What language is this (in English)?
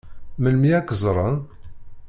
Kabyle